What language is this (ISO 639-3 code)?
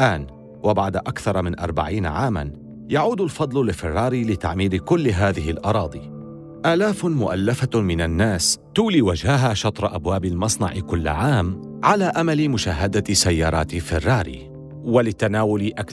ara